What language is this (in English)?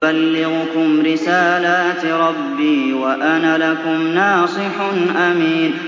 Arabic